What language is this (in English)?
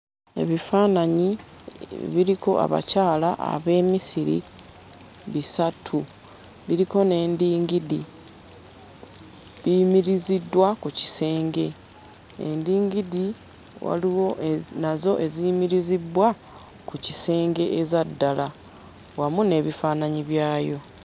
Ganda